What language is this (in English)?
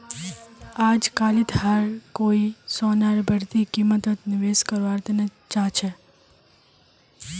Magahi